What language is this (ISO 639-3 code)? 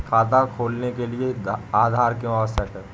hin